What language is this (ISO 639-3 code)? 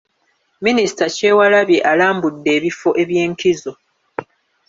lug